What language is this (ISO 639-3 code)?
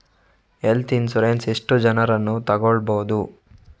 kan